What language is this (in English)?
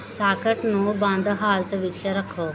Punjabi